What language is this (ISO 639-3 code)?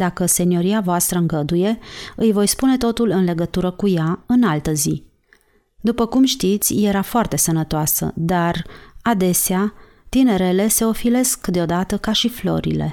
ron